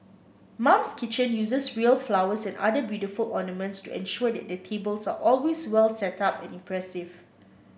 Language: English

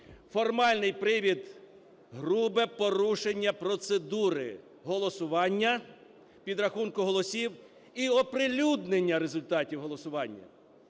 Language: Ukrainian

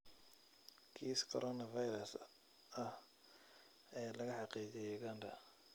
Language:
Somali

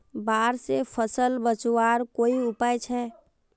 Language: Magahi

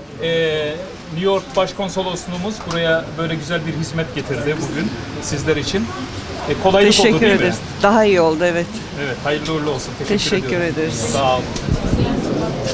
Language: Turkish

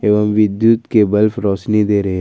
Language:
Hindi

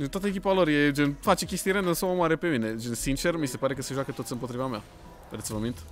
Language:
Romanian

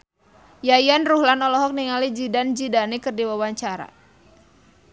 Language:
Sundanese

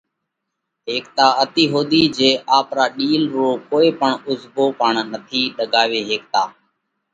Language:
Parkari Koli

